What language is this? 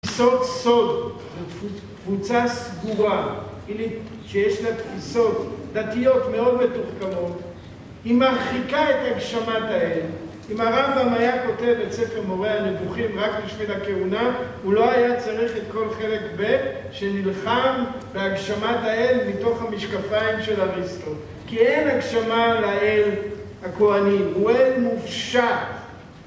Hebrew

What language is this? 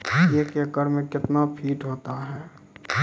Maithili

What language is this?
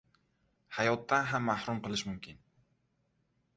Uzbek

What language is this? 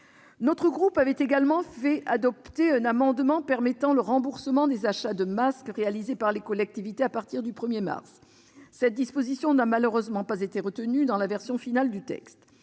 French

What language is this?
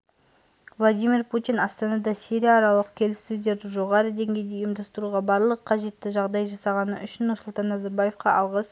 Kazakh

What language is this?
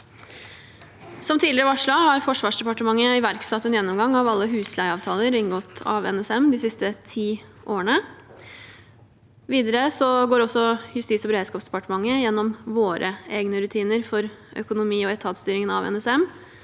Norwegian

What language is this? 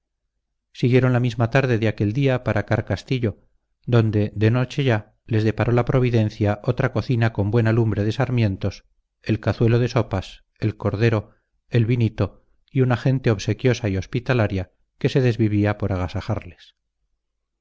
Spanish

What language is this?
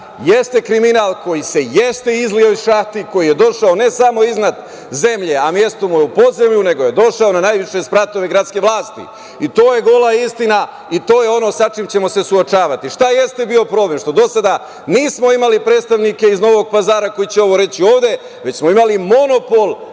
Serbian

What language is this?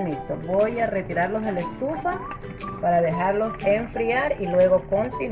Spanish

